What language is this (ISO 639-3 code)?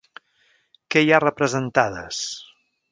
cat